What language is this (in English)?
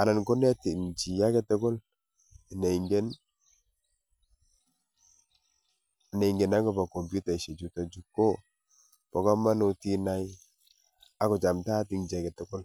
Kalenjin